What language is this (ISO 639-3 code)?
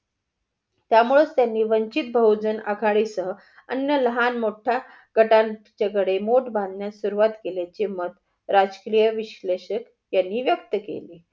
mar